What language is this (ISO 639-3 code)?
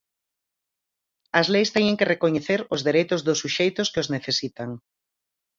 glg